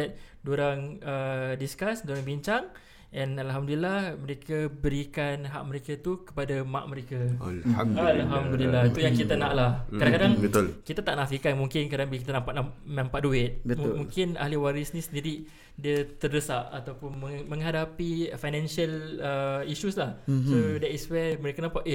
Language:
Malay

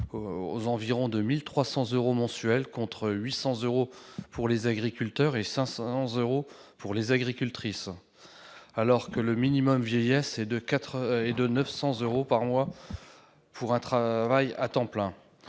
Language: French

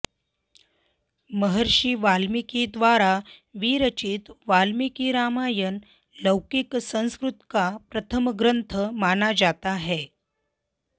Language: Sanskrit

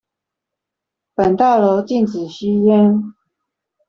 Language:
Chinese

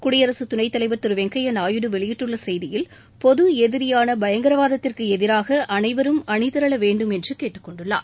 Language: Tamil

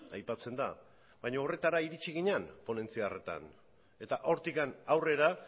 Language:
Basque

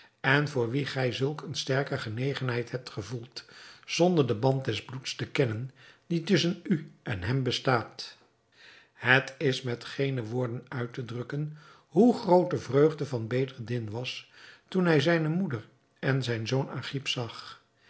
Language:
Dutch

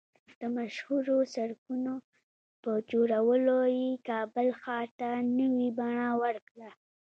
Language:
Pashto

